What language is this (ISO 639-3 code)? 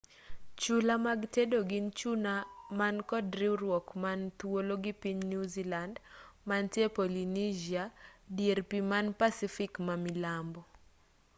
luo